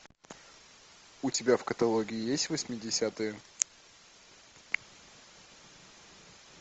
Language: Russian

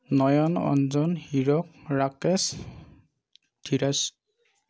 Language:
Assamese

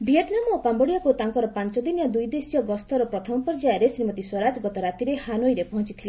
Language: Odia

